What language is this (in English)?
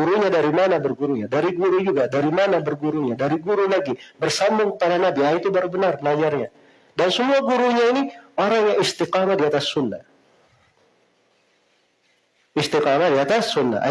Indonesian